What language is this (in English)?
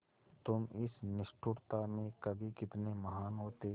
Hindi